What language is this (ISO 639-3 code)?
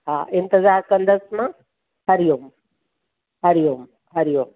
snd